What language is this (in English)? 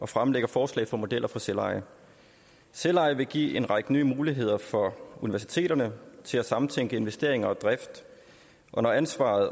Danish